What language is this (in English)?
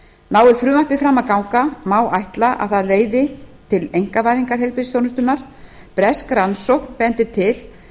Icelandic